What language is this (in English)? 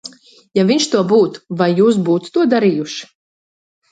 Latvian